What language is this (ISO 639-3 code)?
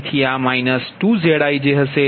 guj